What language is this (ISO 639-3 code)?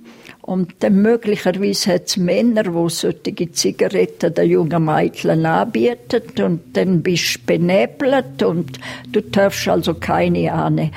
deu